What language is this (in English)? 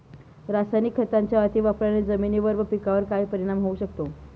Marathi